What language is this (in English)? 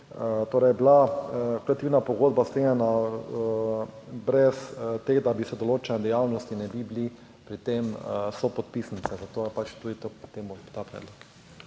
Slovenian